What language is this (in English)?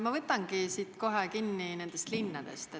Estonian